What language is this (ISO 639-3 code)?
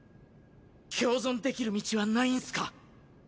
jpn